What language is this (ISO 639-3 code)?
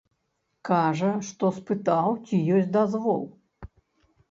bel